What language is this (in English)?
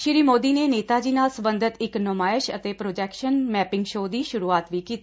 Punjabi